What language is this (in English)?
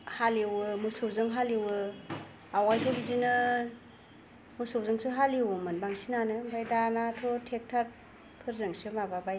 Bodo